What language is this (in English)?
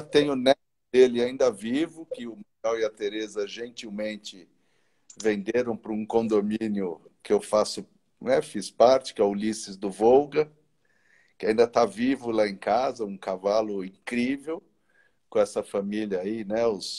Portuguese